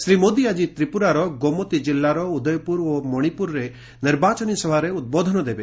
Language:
Odia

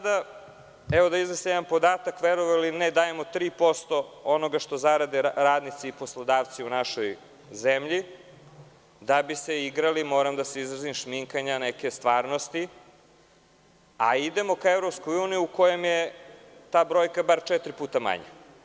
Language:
Serbian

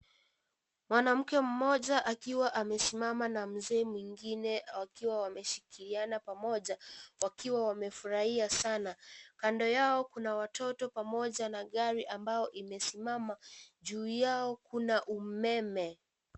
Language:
Swahili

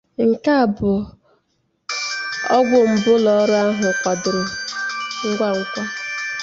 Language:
Igbo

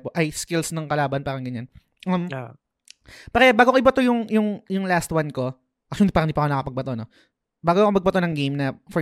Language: Filipino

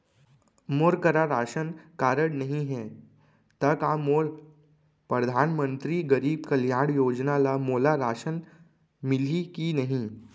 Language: Chhattisgarhi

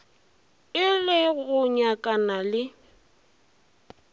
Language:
Northern Sotho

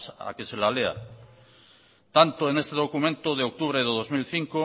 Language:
Spanish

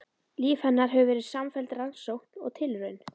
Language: Icelandic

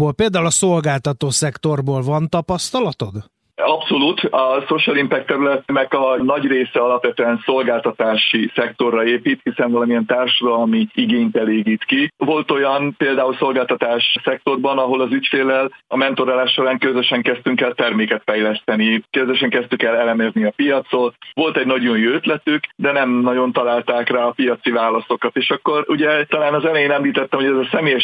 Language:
Hungarian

